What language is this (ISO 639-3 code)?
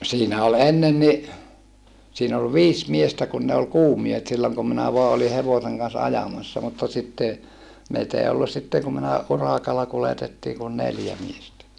fin